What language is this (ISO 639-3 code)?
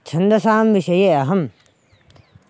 san